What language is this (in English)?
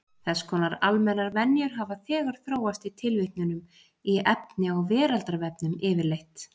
Icelandic